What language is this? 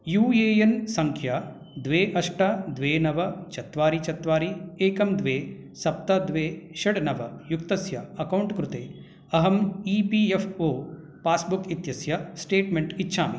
Sanskrit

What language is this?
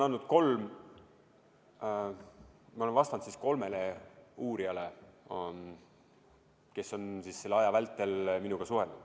Estonian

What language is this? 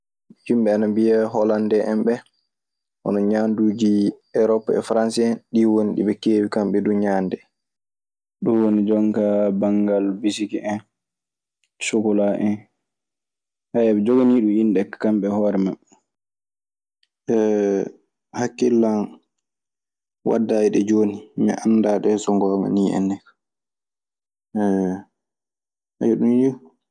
Maasina Fulfulde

